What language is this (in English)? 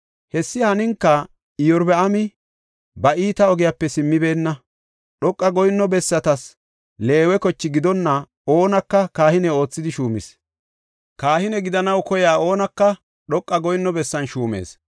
Gofa